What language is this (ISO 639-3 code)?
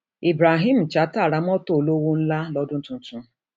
yor